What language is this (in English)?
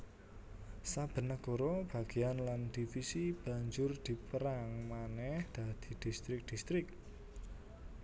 Javanese